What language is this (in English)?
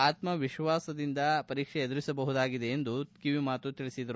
Kannada